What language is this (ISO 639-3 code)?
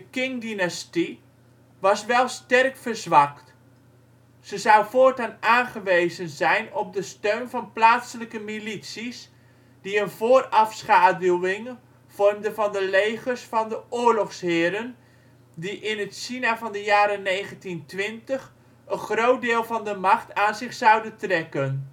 nld